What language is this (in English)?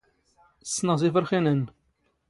Standard Moroccan Tamazight